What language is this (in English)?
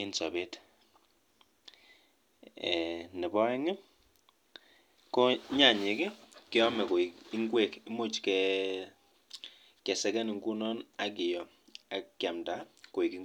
Kalenjin